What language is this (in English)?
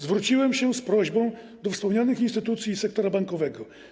Polish